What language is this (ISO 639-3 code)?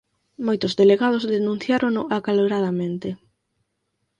glg